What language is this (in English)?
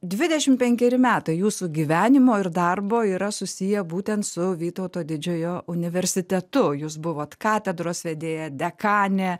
Lithuanian